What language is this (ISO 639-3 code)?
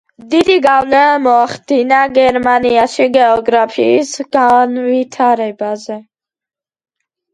kat